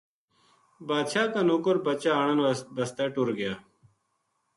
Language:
Gujari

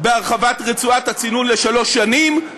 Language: Hebrew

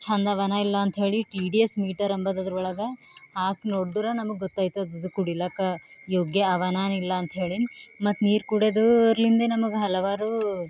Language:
Kannada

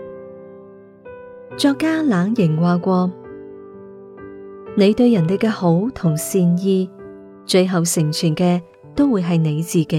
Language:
Chinese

